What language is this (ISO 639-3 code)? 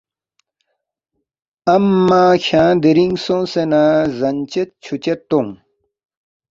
bft